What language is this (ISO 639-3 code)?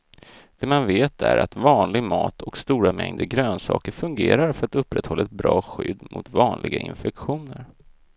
swe